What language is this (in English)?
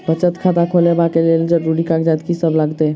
Maithili